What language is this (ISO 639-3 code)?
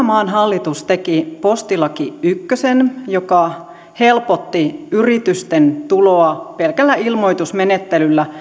fin